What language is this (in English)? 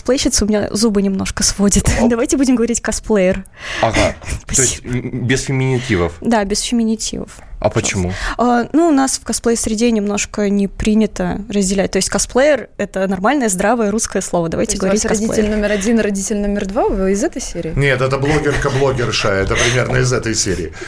Russian